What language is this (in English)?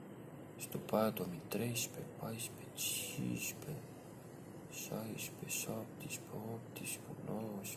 Romanian